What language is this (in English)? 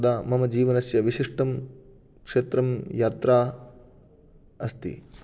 Sanskrit